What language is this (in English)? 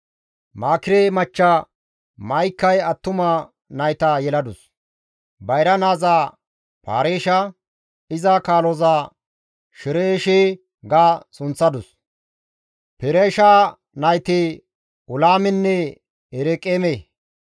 Gamo